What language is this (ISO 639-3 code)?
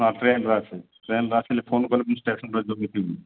ori